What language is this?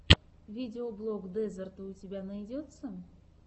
Russian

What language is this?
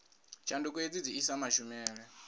Venda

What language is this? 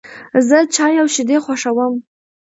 Pashto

